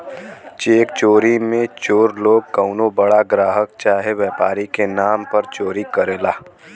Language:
Bhojpuri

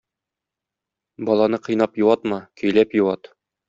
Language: Tatar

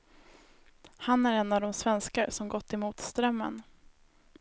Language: Swedish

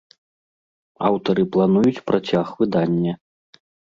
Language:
Belarusian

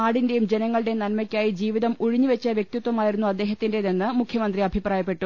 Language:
Malayalam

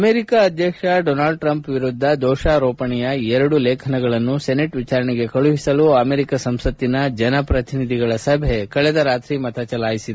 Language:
Kannada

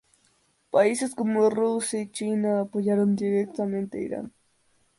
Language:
Spanish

